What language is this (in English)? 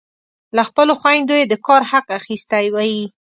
Pashto